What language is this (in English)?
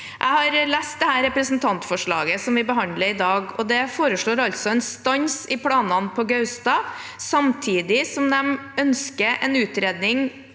Norwegian